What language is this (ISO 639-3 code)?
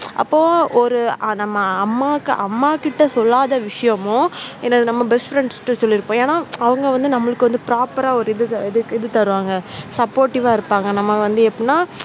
tam